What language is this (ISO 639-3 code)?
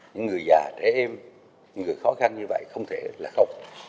vie